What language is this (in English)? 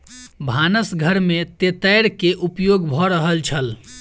Maithili